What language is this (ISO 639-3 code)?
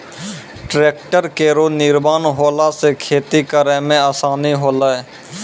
mai